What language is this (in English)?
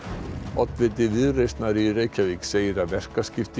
Icelandic